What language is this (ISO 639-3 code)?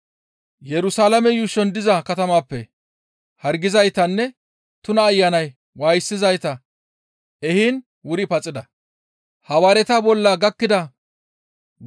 gmv